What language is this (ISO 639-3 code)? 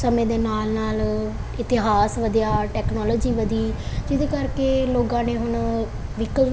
pan